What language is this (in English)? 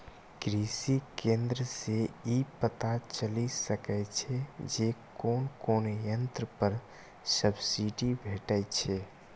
Maithili